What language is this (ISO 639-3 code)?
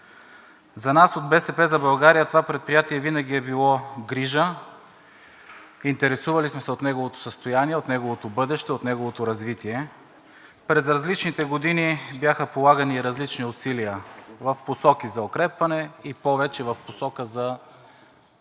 bul